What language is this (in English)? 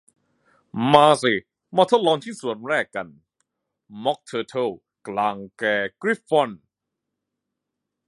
Thai